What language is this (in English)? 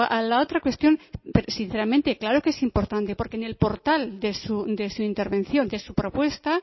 Spanish